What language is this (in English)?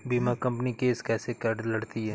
Hindi